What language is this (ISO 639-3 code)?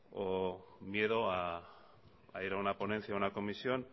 spa